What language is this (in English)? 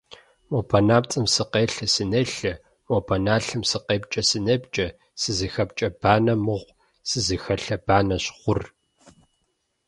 Kabardian